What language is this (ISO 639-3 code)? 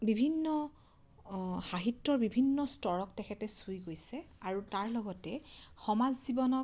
asm